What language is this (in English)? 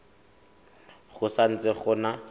Tswana